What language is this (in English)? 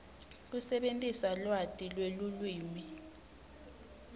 Swati